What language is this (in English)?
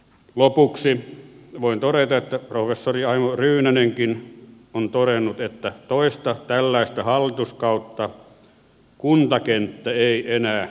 Finnish